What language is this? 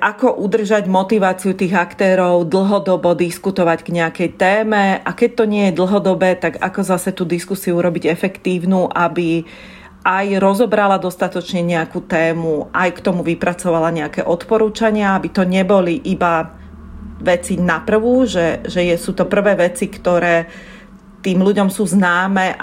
Slovak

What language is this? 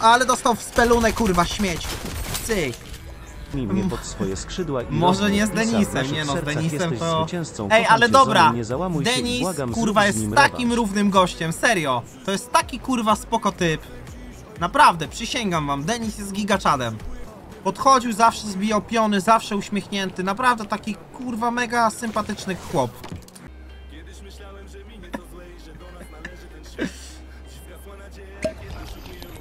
Polish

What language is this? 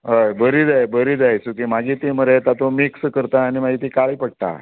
Konkani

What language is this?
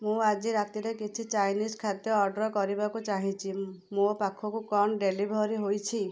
Odia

